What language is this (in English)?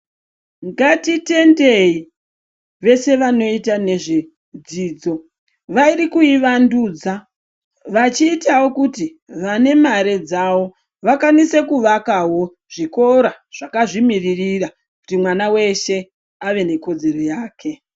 Ndau